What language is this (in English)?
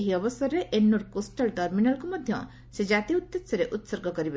Odia